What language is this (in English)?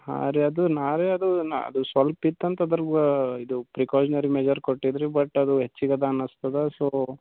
Kannada